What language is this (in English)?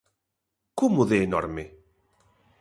Galician